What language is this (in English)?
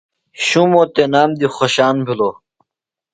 Phalura